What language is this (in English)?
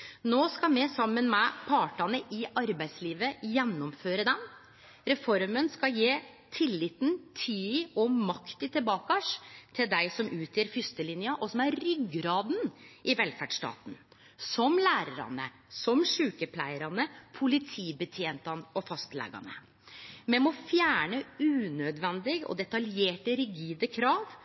Norwegian Nynorsk